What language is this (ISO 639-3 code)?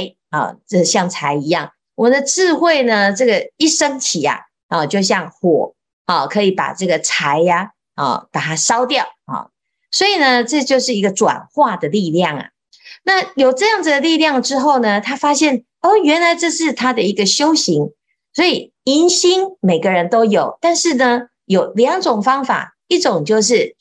zho